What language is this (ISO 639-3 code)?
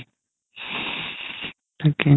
asm